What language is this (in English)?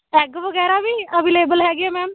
Punjabi